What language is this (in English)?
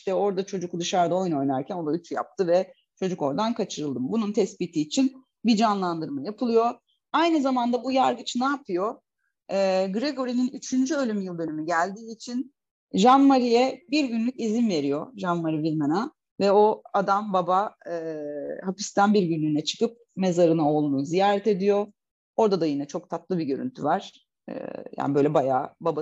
Turkish